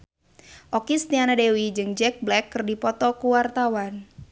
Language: Sundanese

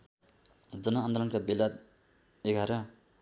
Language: Nepali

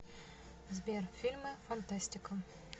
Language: Russian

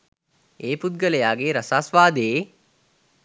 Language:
Sinhala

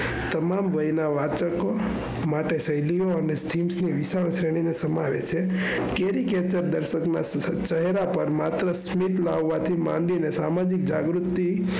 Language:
Gujarati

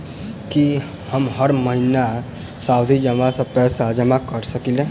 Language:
Maithili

